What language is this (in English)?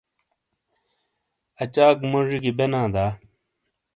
Shina